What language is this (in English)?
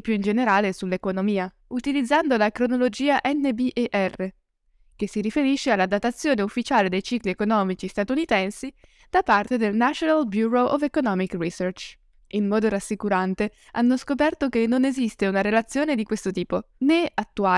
Italian